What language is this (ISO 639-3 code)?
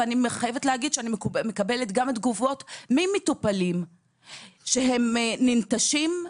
heb